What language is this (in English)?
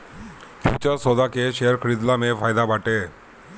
Bhojpuri